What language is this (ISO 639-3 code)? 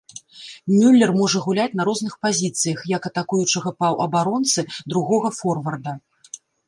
bel